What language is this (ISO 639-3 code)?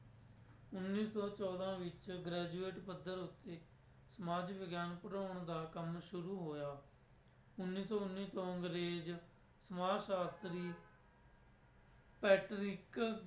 pan